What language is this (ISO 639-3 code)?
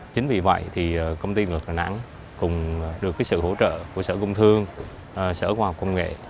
vie